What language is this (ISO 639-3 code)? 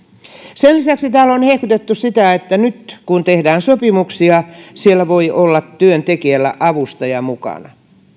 fin